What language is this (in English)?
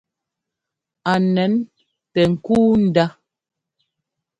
Ngomba